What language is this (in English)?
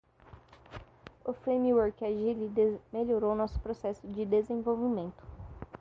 Portuguese